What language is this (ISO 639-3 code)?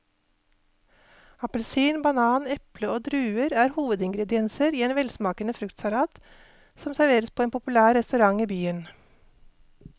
nor